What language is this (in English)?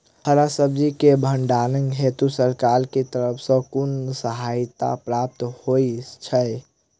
Maithili